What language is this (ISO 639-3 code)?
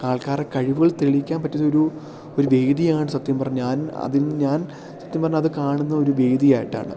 mal